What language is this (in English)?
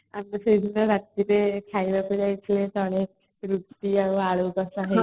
Odia